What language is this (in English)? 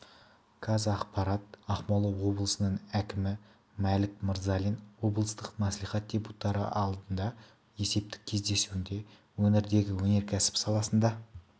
Kazakh